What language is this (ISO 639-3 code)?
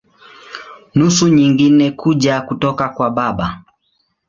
swa